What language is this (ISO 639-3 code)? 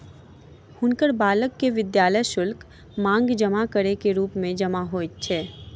mai